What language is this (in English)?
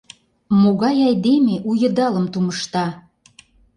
Mari